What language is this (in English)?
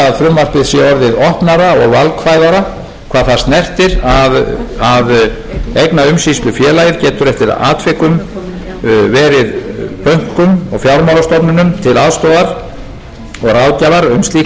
Icelandic